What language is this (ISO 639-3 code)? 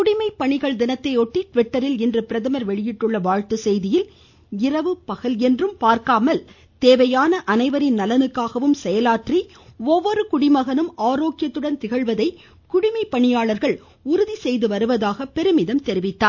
tam